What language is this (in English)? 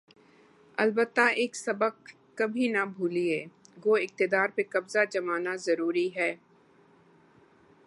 Urdu